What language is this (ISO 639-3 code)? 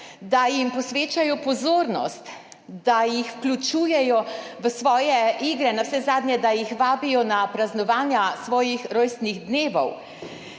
slv